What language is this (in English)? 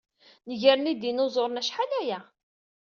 Kabyle